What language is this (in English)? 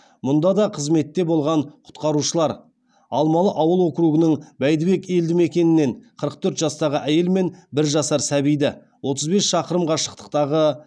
Kazakh